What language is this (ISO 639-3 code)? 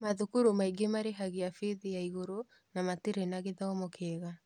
kik